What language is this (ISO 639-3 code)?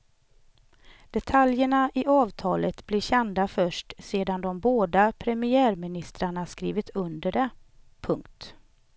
swe